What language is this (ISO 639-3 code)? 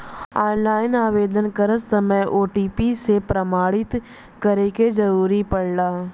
bho